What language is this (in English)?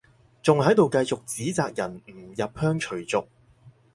Cantonese